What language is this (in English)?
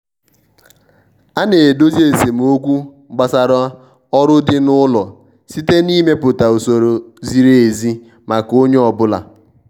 Igbo